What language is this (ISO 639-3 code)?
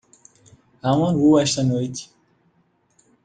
por